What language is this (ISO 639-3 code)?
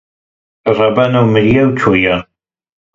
kur